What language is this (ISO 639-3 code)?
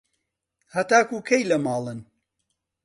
ckb